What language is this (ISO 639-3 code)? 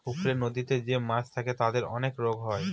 ben